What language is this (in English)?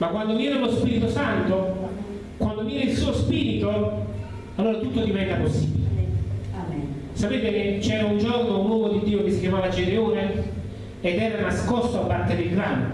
Italian